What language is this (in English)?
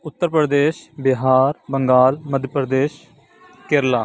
Urdu